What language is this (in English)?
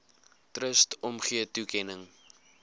Afrikaans